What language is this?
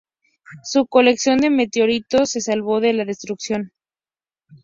Spanish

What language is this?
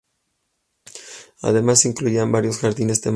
Spanish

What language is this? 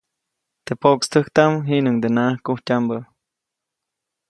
Copainalá Zoque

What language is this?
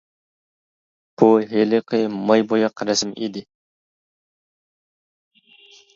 Uyghur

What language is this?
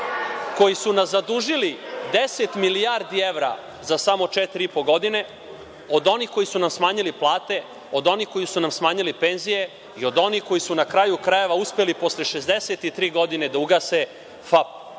Serbian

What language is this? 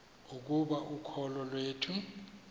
Xhosa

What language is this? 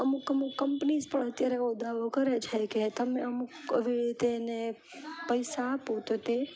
Gujarati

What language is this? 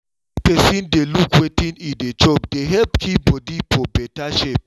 Nigerian Pidgin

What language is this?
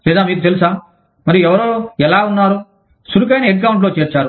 Telugu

